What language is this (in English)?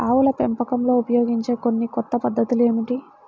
Telugu